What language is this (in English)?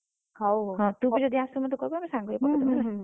Odia